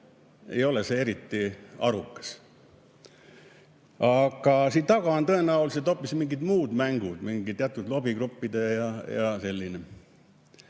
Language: Estonian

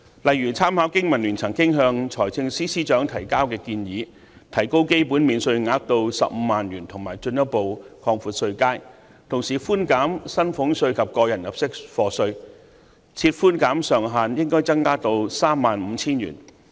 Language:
Cantonese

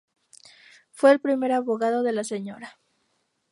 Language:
Spanish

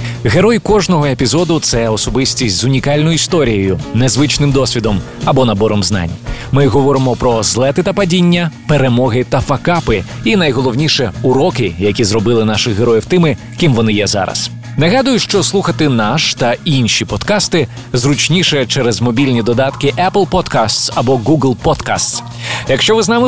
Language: Ukrainian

